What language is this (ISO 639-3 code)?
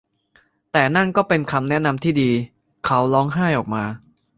tha